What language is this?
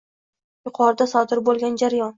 Uzbek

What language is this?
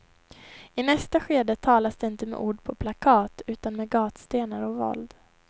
Swedish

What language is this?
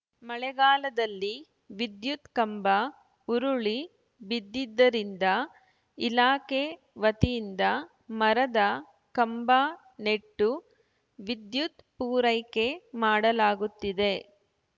Kannada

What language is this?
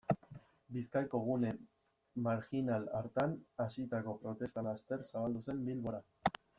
Basque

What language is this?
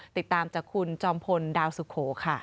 Thai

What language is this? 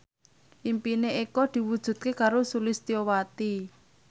Javanese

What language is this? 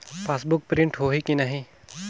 Chhattisgarhi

